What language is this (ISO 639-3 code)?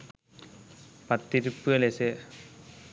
sin